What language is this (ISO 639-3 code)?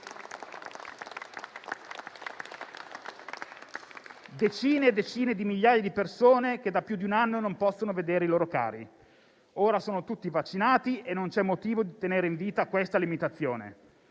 ita